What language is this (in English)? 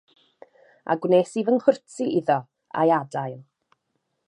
Welsh